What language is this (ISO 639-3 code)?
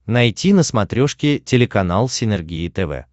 rus